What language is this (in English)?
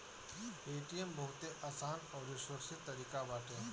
Bhojpuri